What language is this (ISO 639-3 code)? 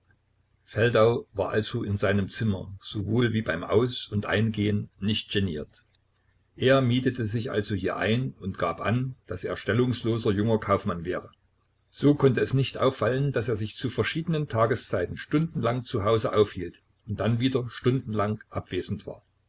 deu